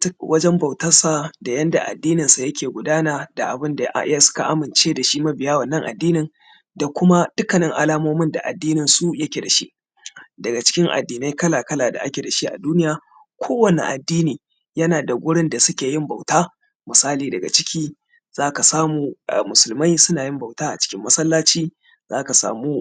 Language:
Hausa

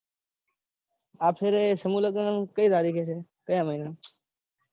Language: Gujarati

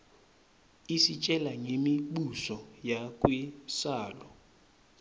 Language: Swati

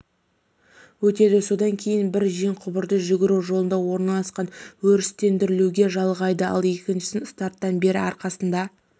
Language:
Kazakh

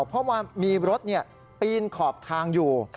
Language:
Thai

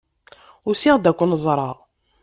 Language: Kabyle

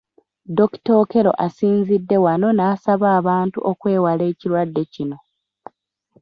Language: Ganda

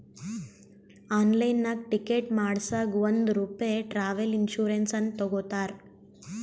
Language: Kannada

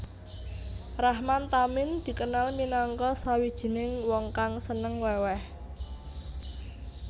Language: Javanese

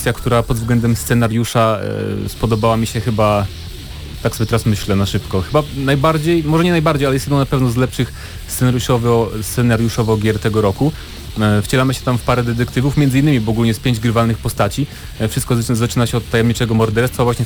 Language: Polish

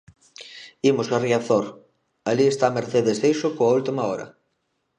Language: Galician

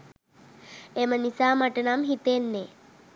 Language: Sinhala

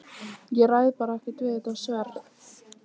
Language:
Icelandic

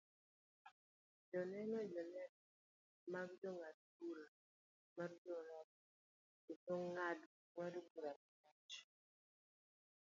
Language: Luo (Kenya and Tanzania)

